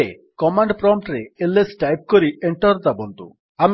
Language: Odia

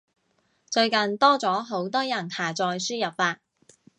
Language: Cantonese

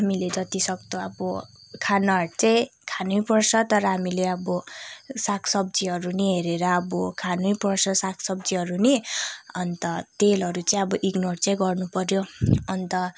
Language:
Nepali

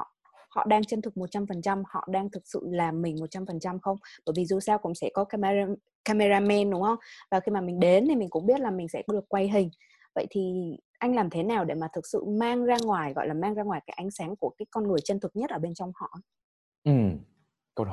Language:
Vietnamese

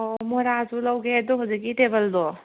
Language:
Manipuri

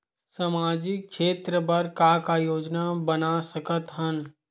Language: Chhattisgarhi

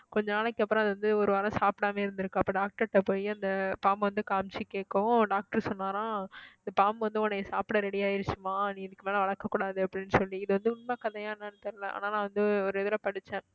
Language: Tamil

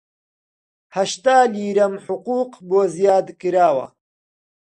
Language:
Central Kurdish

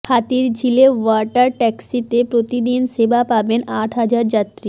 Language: Bangla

